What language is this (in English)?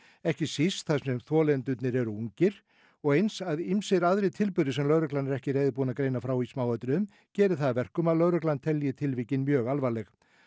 Icelandic